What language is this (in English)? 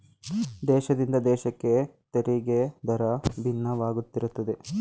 Kannada